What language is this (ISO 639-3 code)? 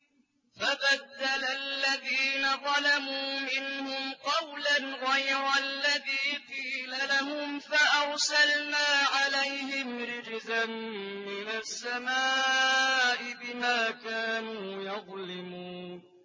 ara